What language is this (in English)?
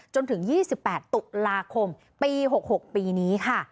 Thai